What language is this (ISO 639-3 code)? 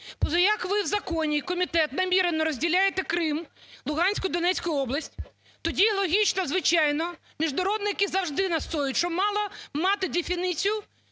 ukr